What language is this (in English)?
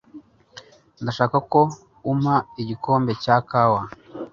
Kinyarwanda